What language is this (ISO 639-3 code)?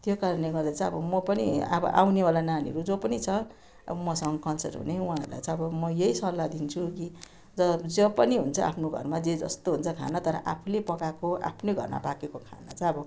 nep